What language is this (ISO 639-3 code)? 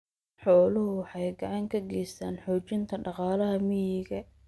som